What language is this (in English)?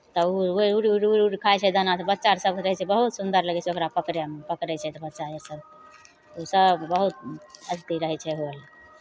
Maithili